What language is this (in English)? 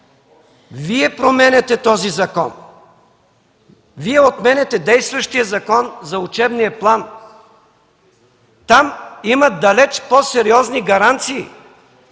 Bulgarian